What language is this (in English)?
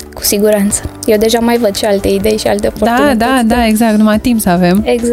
Romanian